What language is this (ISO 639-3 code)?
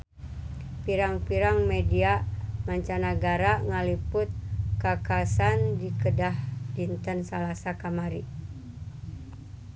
sun